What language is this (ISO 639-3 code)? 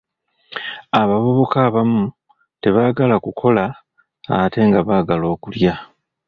lug